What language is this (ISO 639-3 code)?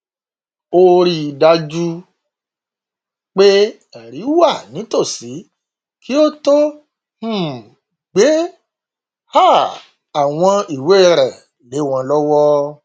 yor